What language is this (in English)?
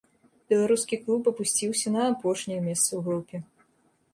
Belarusian